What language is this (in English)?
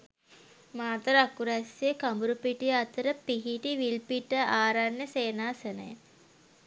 Sinhala